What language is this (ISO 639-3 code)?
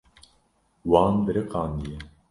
kur